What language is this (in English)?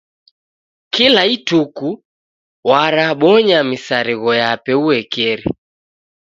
Taita